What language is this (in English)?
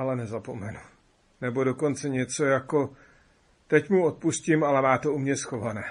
Czech